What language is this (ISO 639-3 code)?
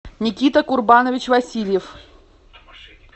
rus